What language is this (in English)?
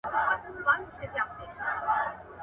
Pashto